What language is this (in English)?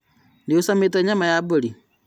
Kikuyu